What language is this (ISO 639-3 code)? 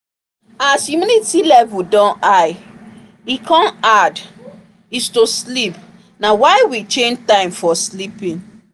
pcm